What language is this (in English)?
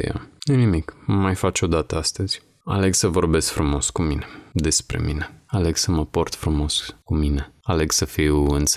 Romanian